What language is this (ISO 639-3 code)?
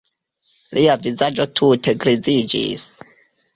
epo